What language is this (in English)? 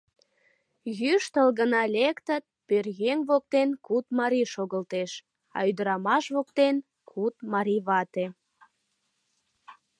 Mari